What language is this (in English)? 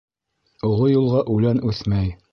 Bashkir